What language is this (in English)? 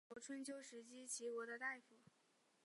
Chinese